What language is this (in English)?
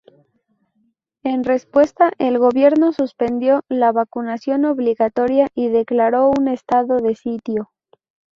Spanish